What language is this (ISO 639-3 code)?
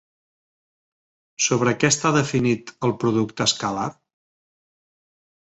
cat